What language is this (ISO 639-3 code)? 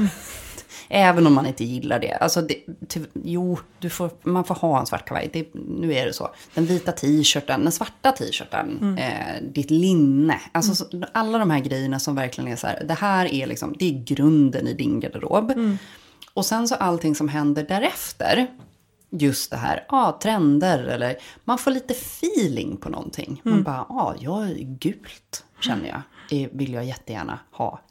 swe